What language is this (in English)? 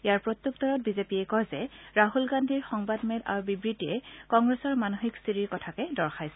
Assamese